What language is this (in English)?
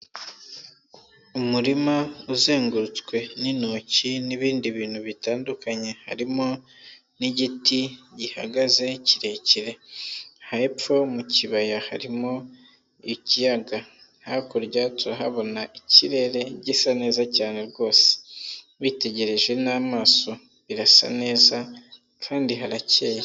Kinyarwanda